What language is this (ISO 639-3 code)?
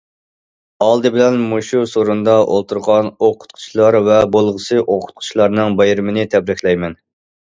uig